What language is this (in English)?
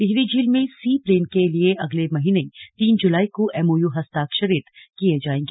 Hindi